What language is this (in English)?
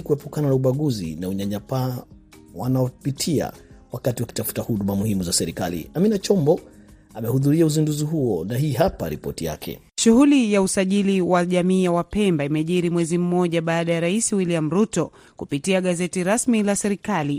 Swahili